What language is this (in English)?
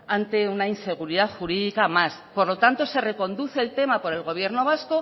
Spanish